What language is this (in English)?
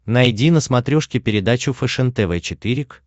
Russian